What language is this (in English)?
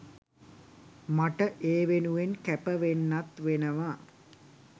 Sinhala